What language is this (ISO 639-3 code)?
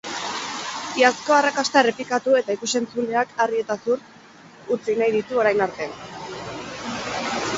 eus